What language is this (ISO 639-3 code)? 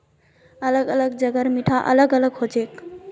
mag